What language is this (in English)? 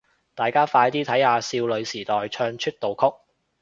Cantonese